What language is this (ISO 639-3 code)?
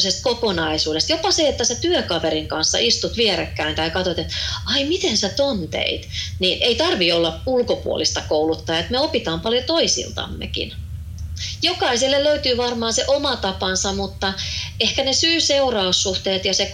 fin